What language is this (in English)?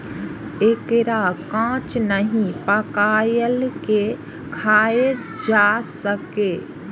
Maithili